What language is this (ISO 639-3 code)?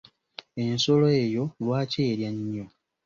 lug